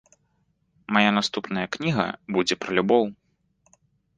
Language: Belarusian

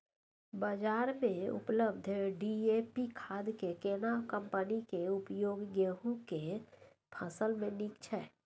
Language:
Maithili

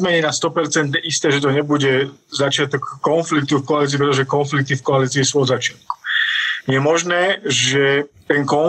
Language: Slovak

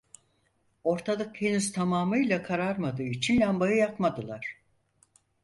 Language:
Turkish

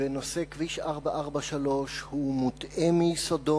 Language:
Hebrew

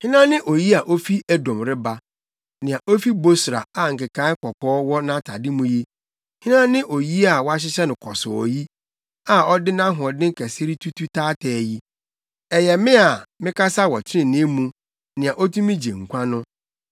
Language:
Akan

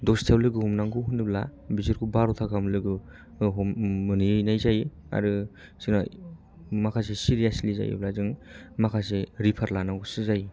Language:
Bodo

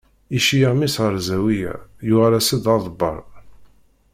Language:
Kabyle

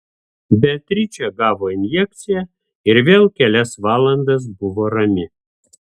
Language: Lithuanian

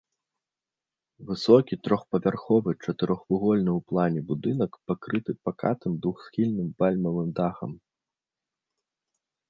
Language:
Belarusian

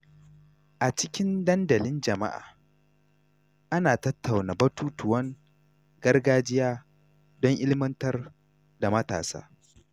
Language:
Hausa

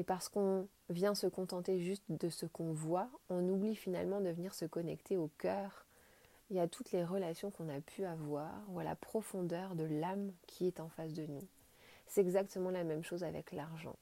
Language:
French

